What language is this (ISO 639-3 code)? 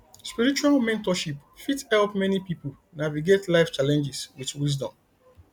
pcm